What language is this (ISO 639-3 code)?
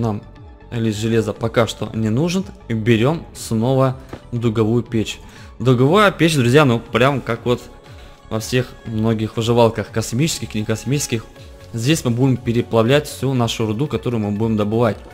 rus